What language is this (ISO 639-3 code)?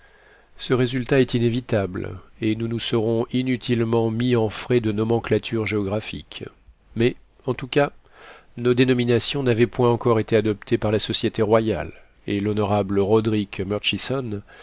fra